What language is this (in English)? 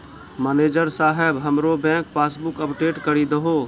Maithili